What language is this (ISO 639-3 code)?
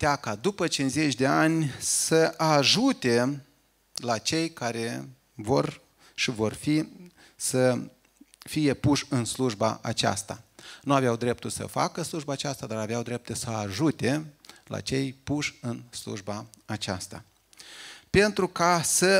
ron